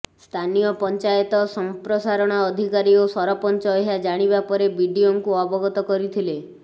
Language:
Odia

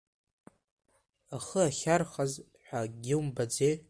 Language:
Abkhazian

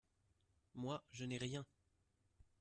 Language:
French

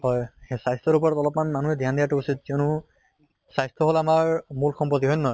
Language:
Assamese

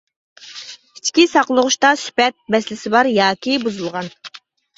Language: Uyghur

